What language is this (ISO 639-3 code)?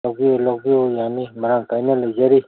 mni